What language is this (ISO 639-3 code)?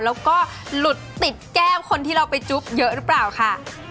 tha